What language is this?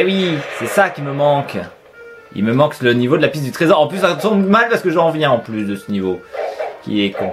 French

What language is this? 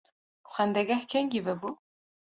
Kurdish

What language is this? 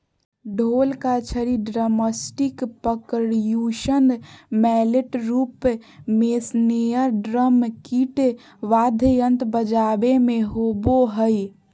Magahi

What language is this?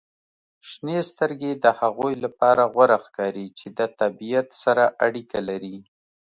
Pashto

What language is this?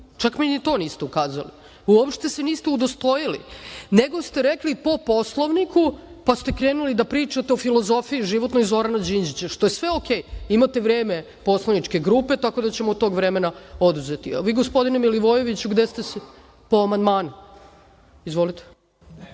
Serbian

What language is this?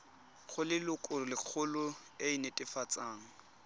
Tswana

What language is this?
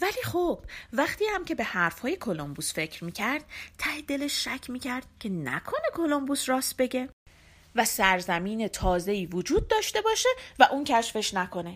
Persian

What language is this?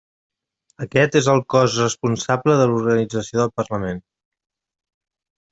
Catalan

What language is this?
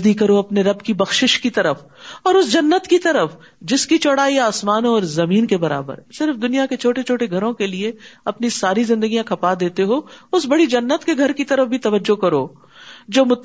Urdu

